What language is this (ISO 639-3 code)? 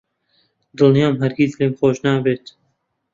ckb